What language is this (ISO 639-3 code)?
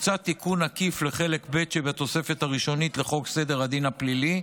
heb